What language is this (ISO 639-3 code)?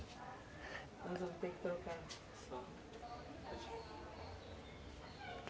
por